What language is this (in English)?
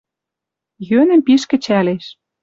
Western Mari